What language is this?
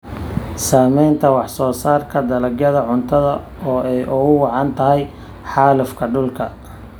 Somali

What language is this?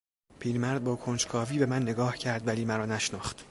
Persian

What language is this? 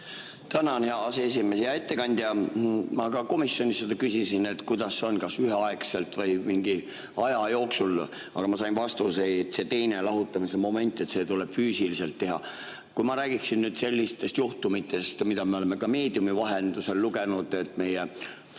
Estonian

